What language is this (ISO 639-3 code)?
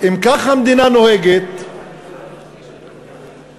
heb